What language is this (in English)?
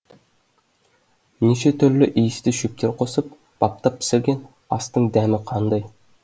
Kazakh